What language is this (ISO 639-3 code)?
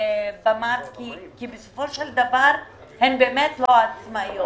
heb